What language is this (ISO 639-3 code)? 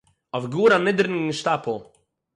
yid